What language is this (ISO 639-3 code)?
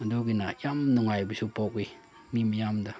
mni